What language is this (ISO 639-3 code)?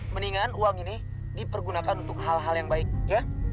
ind